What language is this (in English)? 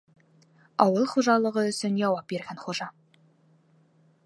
Bashkir